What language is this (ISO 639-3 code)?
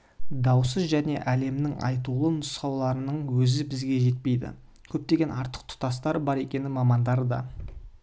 kaz